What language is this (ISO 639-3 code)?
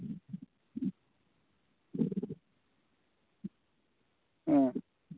mni